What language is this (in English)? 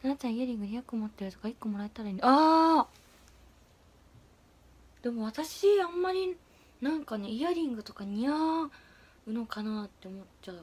Japanese